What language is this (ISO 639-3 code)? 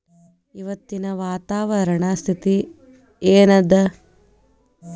kan